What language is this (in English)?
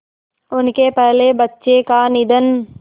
Hindi